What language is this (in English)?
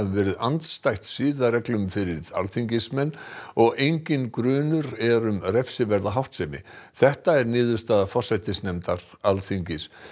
Icelandic